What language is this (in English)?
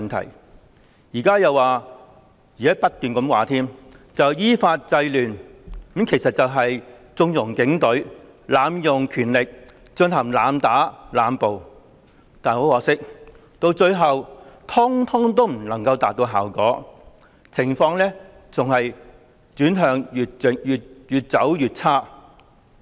Cantonese